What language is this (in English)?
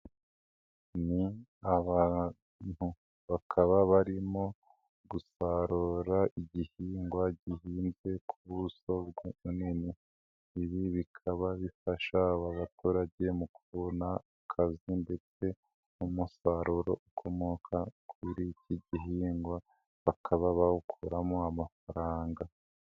Kinyarwanda